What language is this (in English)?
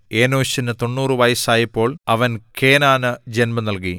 Malayalam